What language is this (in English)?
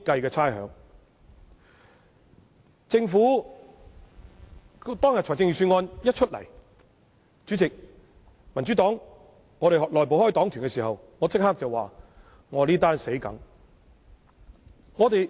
Cantonese